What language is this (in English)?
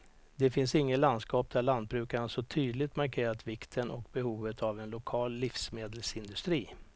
Swedish